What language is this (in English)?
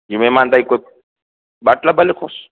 Sindhi